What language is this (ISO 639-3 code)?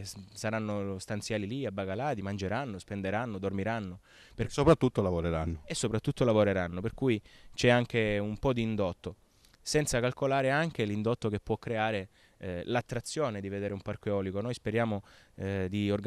ita